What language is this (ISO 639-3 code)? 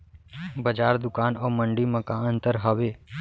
hne